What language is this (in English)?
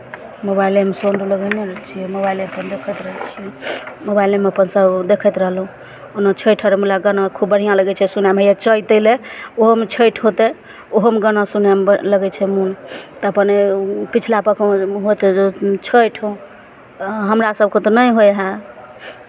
Maithili